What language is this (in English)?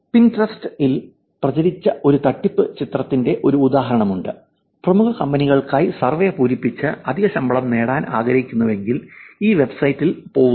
Malayalam